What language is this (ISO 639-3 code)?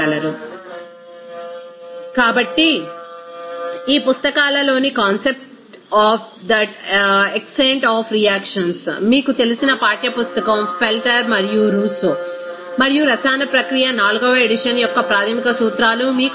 tel